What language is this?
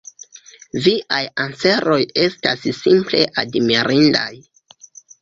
Esperanto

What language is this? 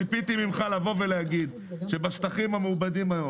Hebrew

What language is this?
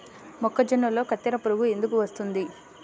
Telugu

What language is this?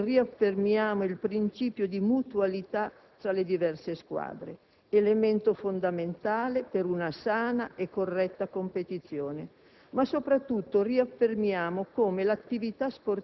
Italian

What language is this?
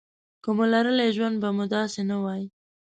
Pashto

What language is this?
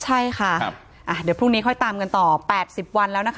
Thai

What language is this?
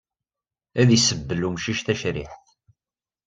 Kabyle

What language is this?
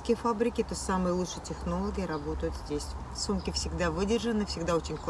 Russian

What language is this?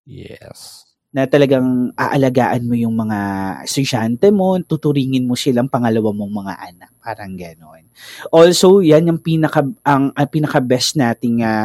Filipino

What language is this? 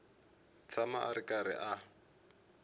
Tsonga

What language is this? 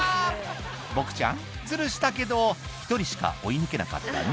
Japanese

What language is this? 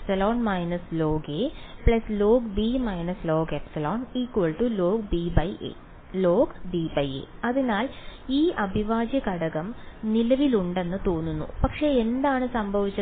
Malayalam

